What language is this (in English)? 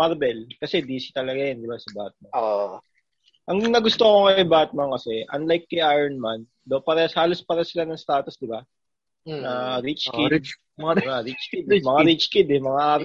Filipino